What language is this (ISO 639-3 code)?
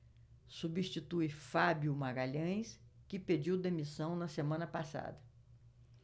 por